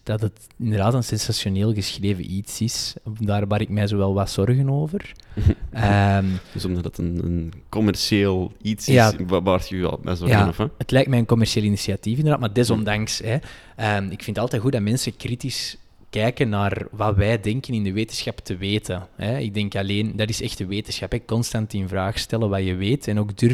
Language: Dutch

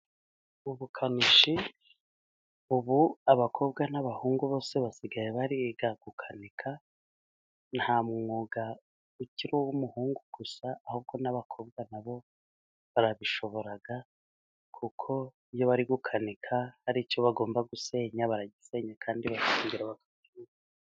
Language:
Kinyarwanda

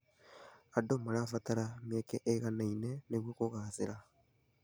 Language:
Kikuyu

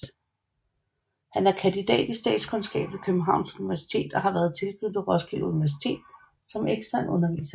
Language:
Danish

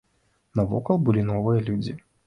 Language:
Belarusian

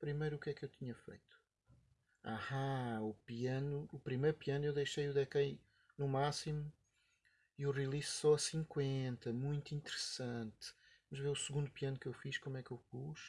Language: Portuguese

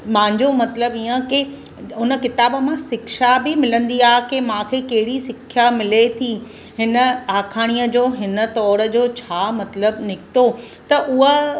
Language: Sindhi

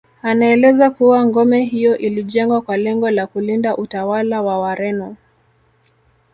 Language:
Swahili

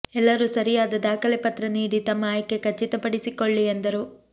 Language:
Kannada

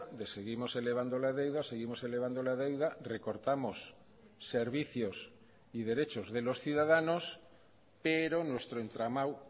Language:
Spanish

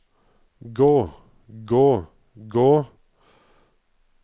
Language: Norwegian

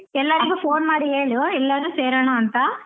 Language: Kannada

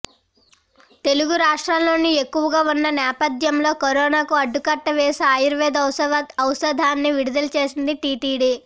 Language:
Telugu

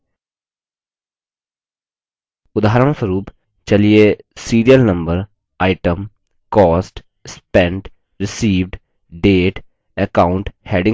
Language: Hindi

